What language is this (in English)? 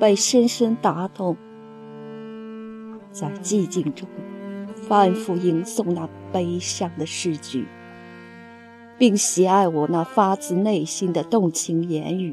Chinese